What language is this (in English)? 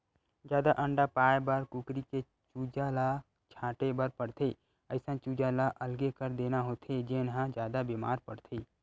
Chhattisgarhi